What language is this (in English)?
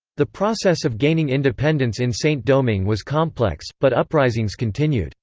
English